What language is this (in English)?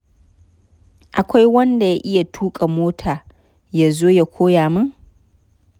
Hausa